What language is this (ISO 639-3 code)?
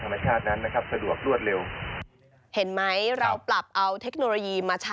tha